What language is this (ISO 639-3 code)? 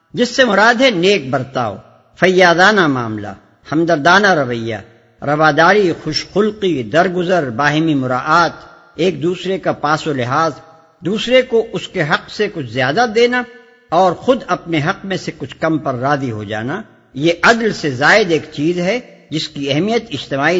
urd